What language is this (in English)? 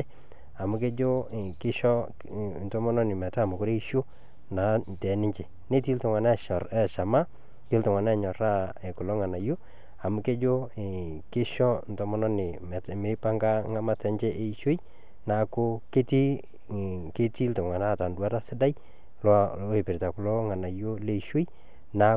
Masai